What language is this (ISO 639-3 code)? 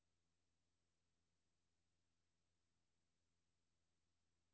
dan